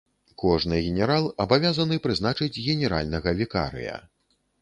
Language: Belarusian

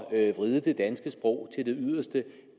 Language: Danish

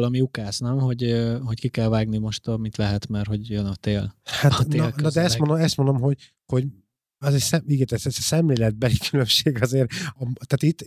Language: Hungarian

